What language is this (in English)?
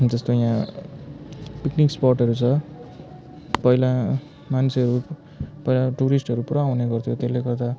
Nepali